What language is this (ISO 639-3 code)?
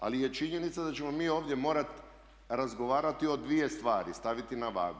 hrv